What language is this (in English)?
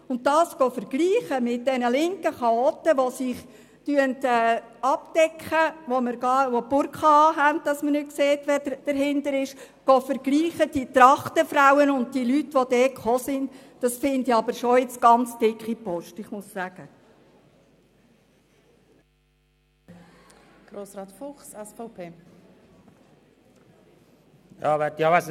Swiss German